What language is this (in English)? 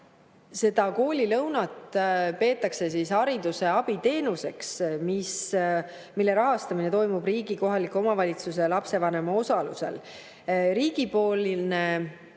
Estonian